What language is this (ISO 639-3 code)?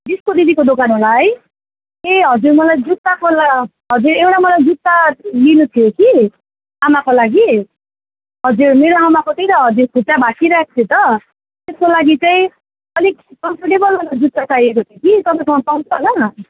nep